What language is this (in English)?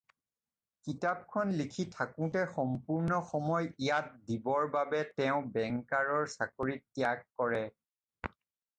Assamese